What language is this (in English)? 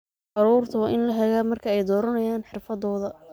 Somali